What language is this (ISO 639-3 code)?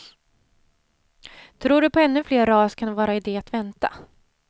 swe